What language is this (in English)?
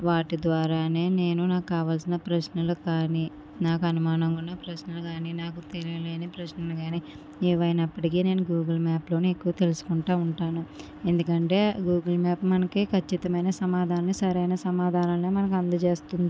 Telugu